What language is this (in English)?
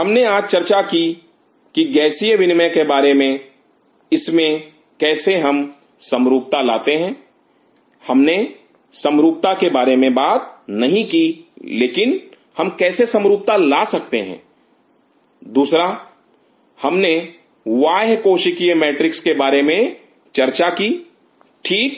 Hindi